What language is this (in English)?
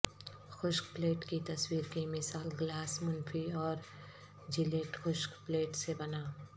Urdu